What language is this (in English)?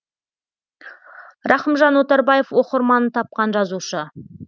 Kazakh